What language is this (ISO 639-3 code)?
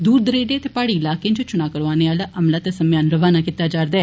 doi